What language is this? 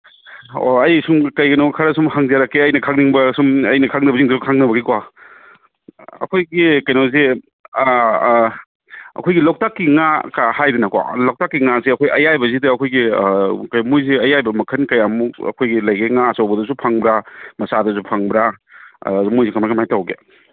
Manipuri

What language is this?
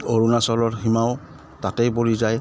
Assamese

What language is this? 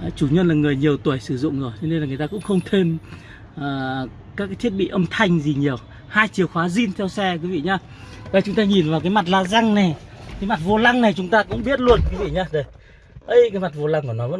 Vietnamese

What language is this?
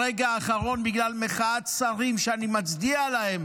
Hebrew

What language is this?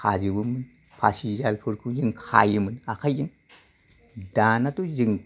Bodo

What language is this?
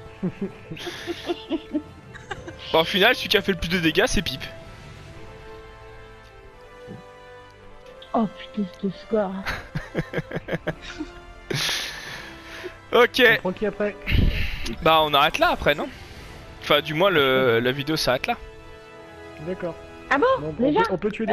French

